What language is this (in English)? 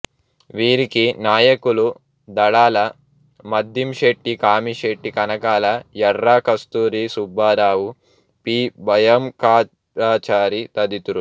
Telugu